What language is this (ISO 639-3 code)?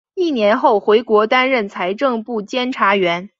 zho